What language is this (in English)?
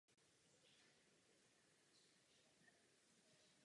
Czech